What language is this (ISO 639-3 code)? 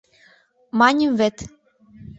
chm